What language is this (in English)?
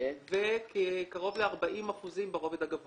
Hebrew